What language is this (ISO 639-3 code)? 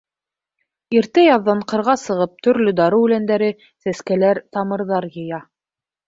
bak